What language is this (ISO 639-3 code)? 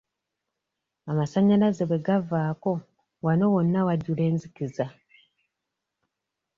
lug